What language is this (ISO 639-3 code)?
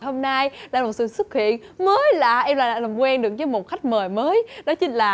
vie